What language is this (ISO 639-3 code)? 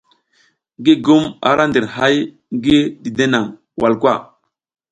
giz